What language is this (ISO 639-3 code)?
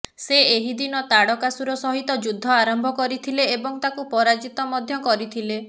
ori